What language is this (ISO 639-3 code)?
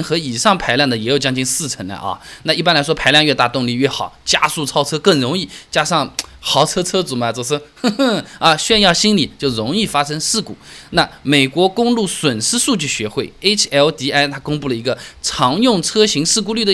zho